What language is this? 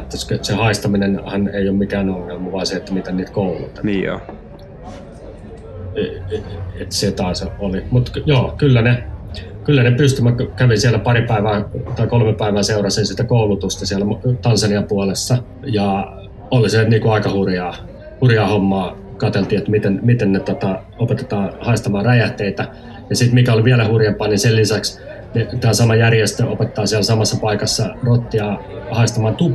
Finnish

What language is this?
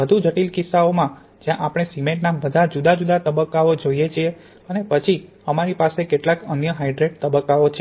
Gujarati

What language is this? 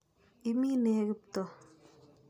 Kalenjin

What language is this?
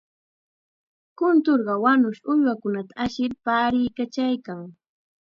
Chiquián Ancash Quechua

